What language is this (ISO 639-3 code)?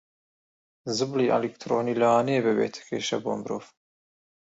ckb